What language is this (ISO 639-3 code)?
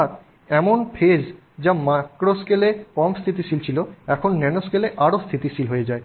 ben